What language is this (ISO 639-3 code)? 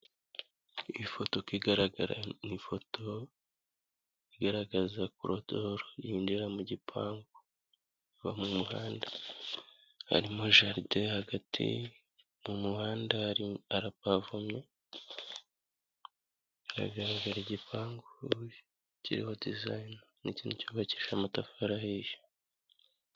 kin